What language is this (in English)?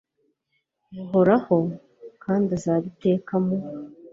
Kinyarwanda